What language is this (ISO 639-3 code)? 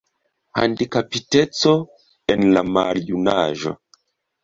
epo